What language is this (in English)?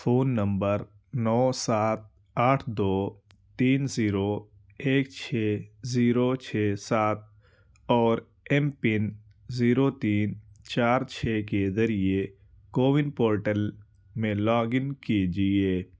Urdu